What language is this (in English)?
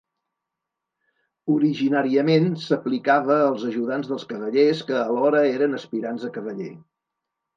Catalan